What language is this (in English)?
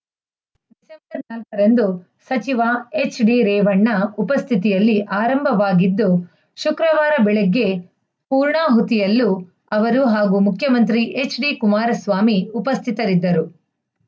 Kannada